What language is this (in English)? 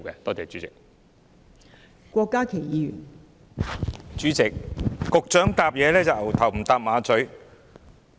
Cantonese